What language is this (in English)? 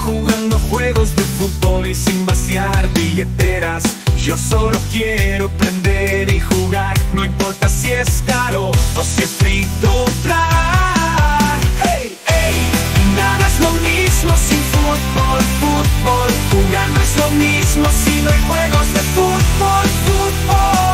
Spanish